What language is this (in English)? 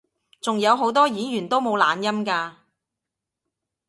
Cantonese